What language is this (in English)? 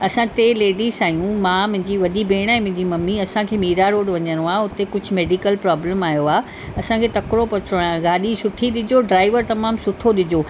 Sindhi